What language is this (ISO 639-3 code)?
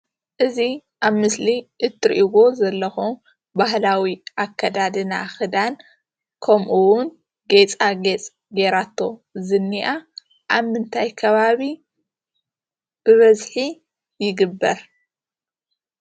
tir